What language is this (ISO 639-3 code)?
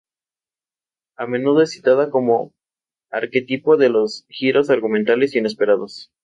spa